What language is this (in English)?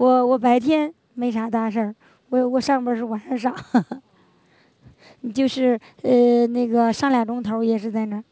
Chinese